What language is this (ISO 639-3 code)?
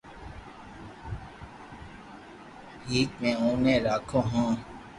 lrk